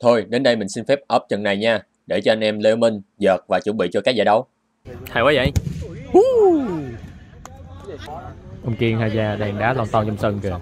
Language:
Vietnamese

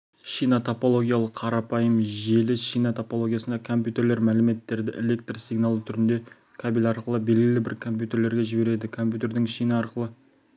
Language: Kazakh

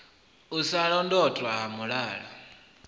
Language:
Venda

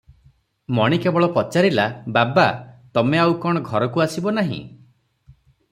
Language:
Odia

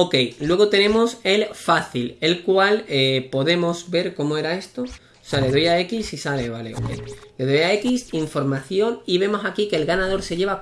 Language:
Spanish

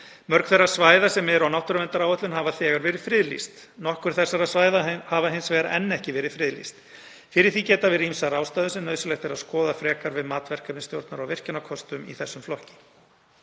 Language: Icelandic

